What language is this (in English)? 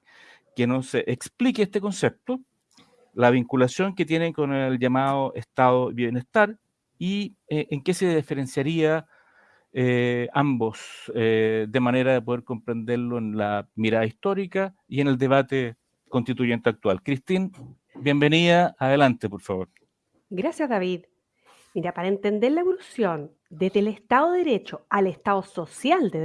Spanish